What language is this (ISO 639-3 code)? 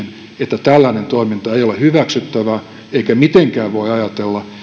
fin